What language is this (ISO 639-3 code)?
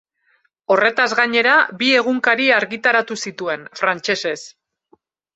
eus